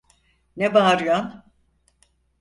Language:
Turkish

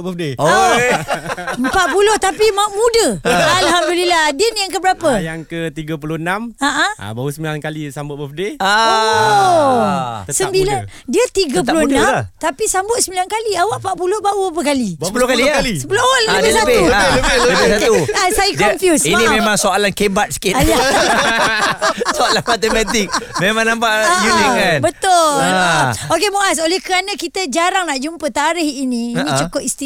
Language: Malay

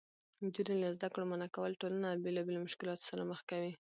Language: Pashto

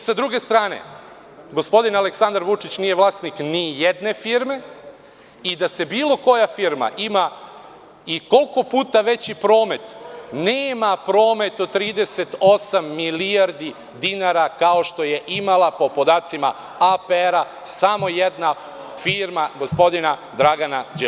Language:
Serbian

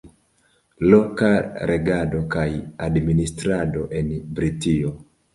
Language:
Esperanto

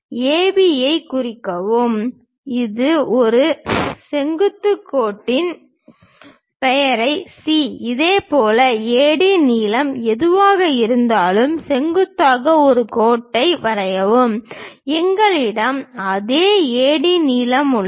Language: Tamil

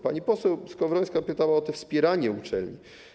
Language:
Polish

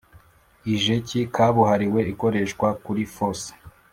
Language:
Kinyarwanda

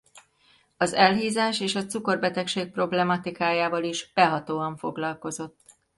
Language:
Hungarian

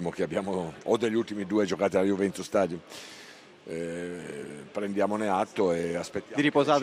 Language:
Italian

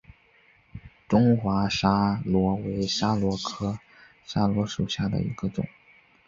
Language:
Chinese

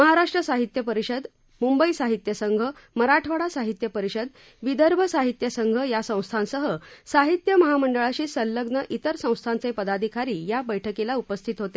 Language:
Marathi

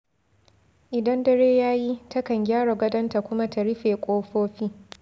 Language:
Hausa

